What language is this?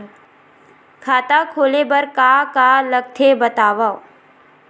Chhattisgarhi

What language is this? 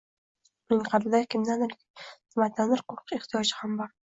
Uzbek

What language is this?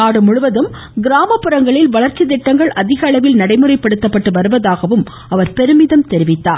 Tamil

